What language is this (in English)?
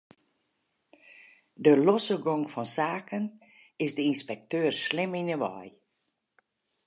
Western Frisian